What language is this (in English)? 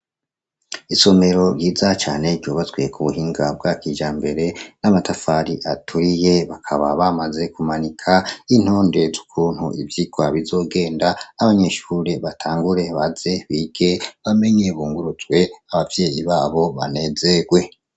Rundi